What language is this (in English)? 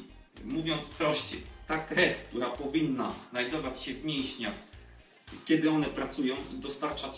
Polish